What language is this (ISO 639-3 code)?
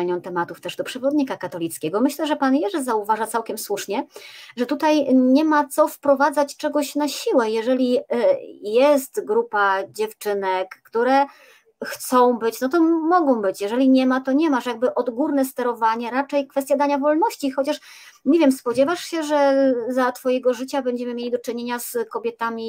pol